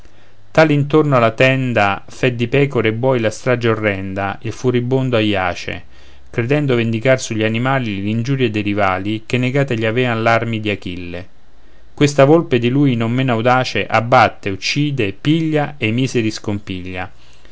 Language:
Italian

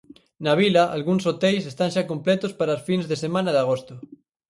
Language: Galician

